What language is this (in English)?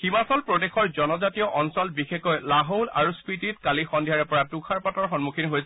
Assamese